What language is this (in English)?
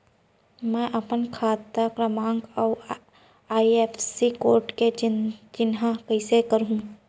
Chhattisgarhi